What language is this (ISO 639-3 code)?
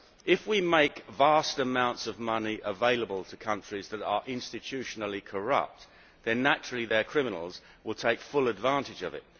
eng